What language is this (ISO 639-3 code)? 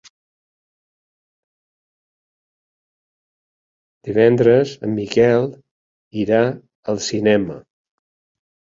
cat